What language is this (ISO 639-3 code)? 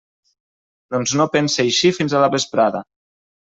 cat